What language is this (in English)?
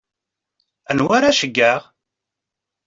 Kabyle